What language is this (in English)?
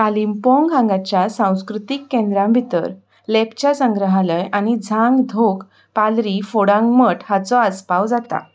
Konkani